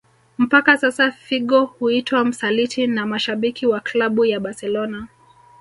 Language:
Swahili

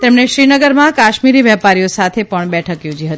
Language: Gujarati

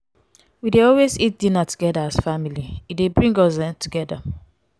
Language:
Nigerian Pidgin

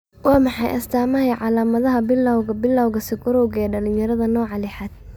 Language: Somali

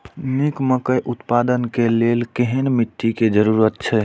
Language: Maithili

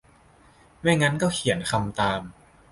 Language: Thai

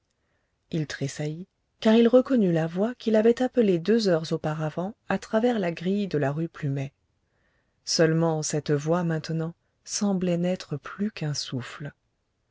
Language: French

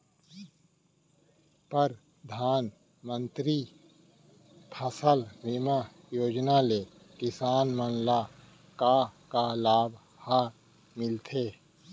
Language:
Chhattisgarhi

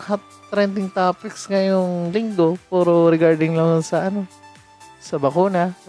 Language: Filipino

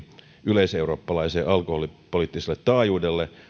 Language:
Finnish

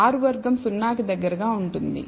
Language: Telugu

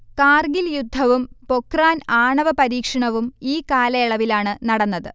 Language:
Malayalam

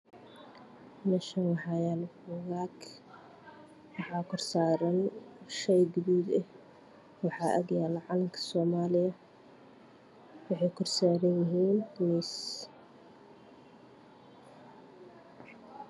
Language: Somali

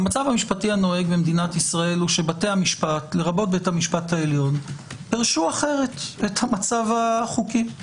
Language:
Hebrew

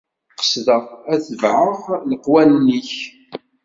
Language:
Kabyle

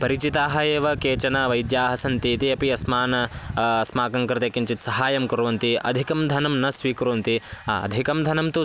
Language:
Sanskrit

